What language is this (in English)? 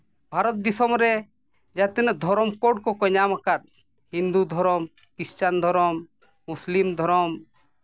Santali